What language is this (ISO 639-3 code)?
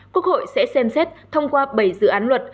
vie